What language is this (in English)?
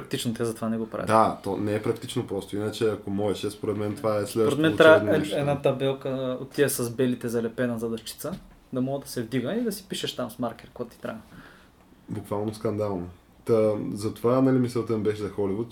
Bulgarian